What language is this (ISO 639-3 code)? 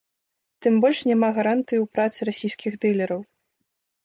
bel